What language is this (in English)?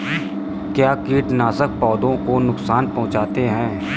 Hindi